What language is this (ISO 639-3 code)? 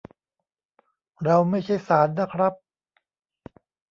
tha